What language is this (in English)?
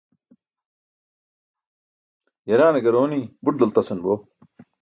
Burushaski